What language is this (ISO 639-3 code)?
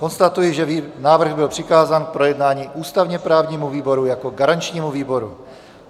ces